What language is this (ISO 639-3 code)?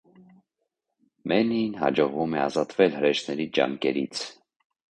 hye